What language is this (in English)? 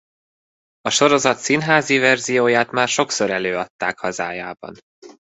Hungarian